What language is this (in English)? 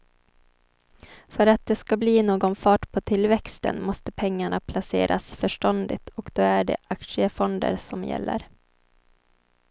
Swedish